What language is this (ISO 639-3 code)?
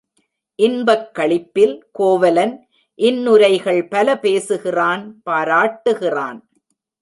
tam